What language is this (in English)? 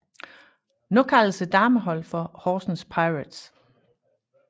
Danish